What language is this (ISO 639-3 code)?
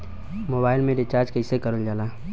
bho